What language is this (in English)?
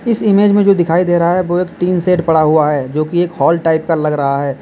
Hindi